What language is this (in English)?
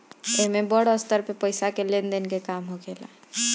Bhojpuri